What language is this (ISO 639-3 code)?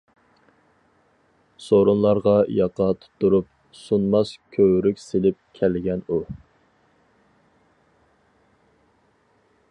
uig